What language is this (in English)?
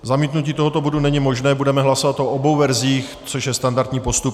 Czech